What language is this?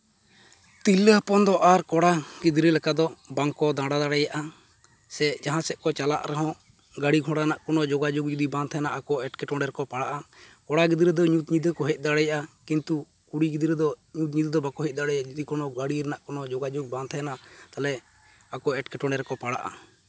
Santali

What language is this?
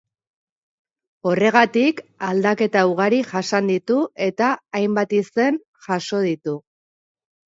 Basque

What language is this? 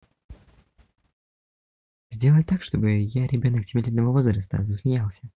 Russian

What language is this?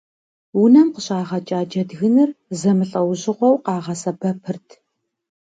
Kabardian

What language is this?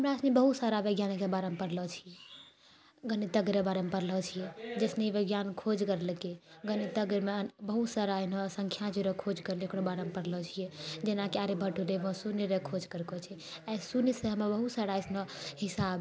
Maithili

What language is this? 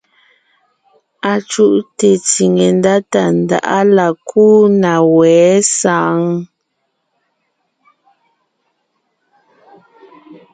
Ngiemboon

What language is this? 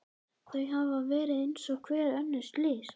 Icelandic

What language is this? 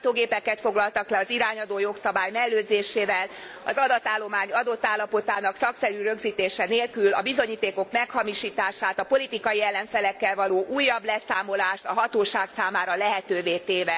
Hungarian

